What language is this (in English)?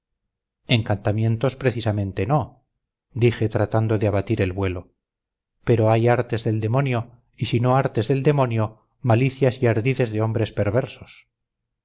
Spanish